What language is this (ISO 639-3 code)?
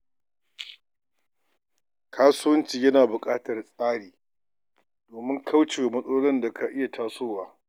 hau